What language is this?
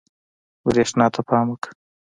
Pashto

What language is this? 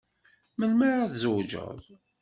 Kabyle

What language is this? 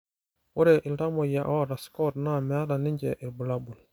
Masai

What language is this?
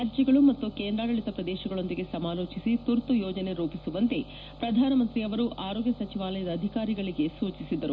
Kannada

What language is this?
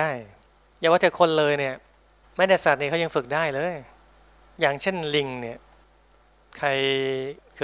Thai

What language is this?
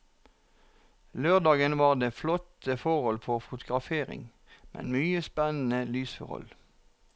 Norwegian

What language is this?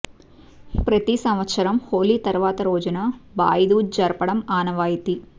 Telugu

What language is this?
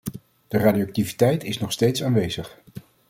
Dutch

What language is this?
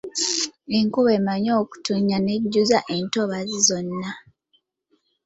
Ganda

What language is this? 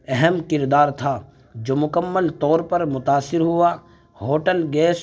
Urdu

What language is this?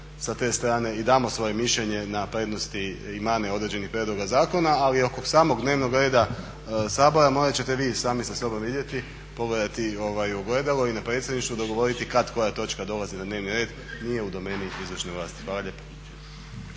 Croatian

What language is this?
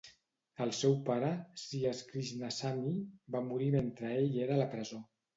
Catalan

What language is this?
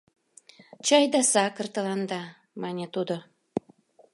Mari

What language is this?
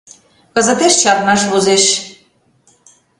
Mari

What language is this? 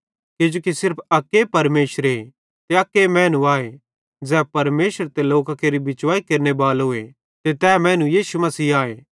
Bhadrawahi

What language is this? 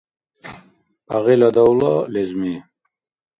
Dargwa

